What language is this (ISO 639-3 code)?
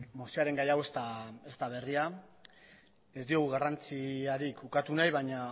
eus